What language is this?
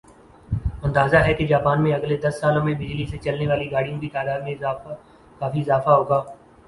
Urdu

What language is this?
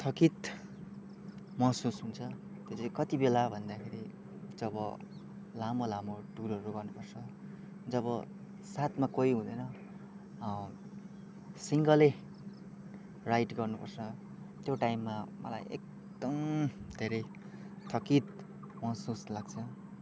Nepali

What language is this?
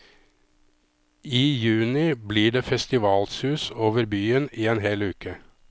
Norwegian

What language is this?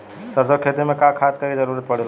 Bhojpuri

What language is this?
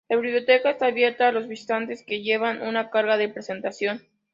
Spanish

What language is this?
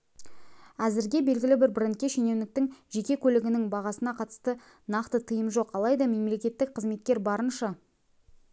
Kazakh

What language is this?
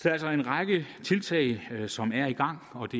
Danish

